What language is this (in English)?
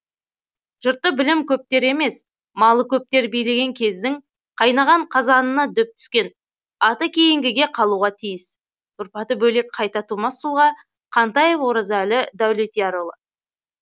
Kazakh